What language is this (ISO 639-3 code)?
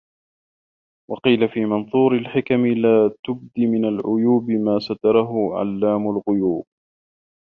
ara